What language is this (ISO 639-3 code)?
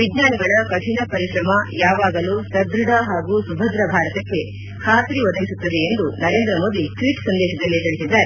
kan